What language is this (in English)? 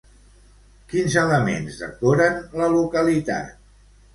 Catalan